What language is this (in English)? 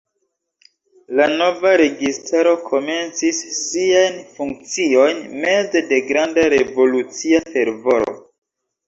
Esperanto